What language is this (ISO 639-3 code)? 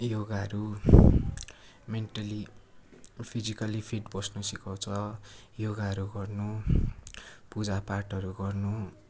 nep